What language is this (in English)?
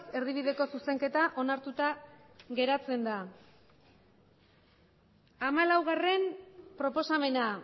Basque